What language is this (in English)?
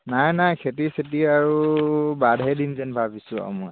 Assamese